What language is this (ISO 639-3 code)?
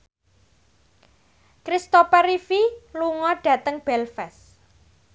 jav